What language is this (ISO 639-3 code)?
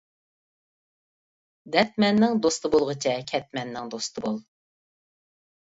uig